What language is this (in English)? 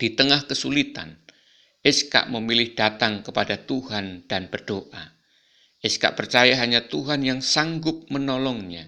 Indonesian